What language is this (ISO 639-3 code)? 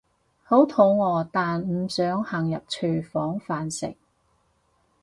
yue